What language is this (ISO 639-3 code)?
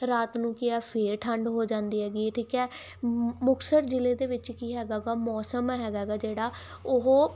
pan